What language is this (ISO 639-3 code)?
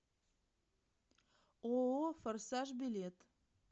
rus